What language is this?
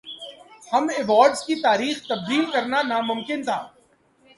Urdu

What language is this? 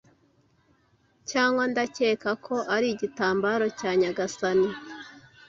Kinyarwanda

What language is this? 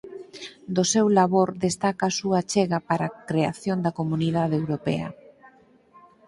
Galician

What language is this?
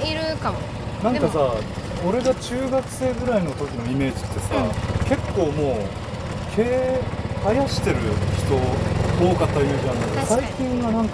Japanese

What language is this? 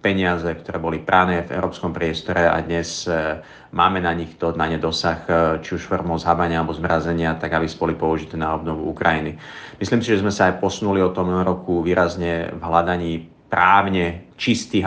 Slovak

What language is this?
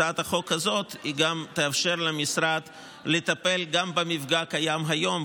Hebrew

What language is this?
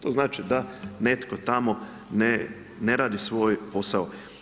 Croatian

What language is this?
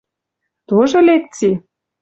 Western Mari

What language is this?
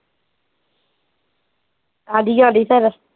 Punjabi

